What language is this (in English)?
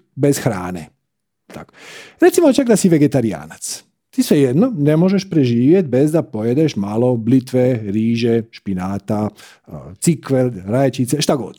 Croatian